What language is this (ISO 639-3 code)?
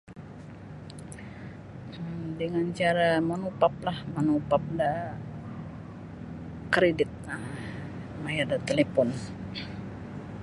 bsy